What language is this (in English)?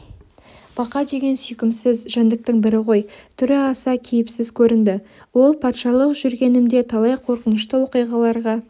Kazakh